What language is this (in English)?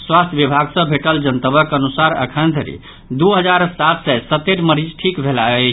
Maithili